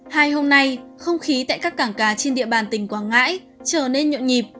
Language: Vietnamese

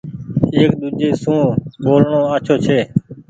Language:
Goaria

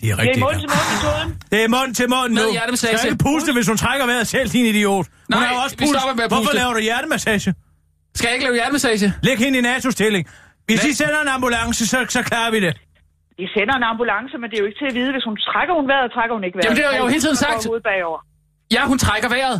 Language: Danish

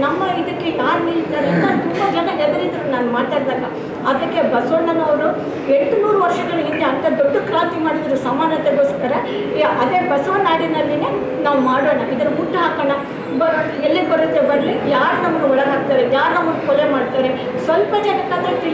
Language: Romanian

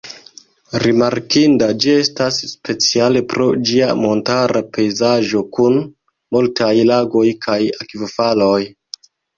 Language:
Esperanto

